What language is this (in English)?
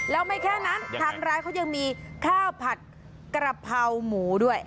Thai